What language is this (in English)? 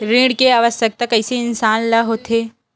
Chhattisgarhi